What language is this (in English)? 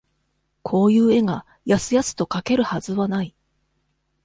Japanese